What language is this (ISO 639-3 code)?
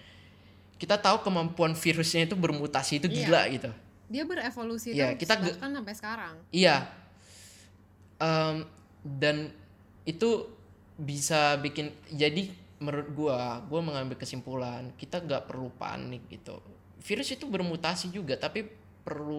ind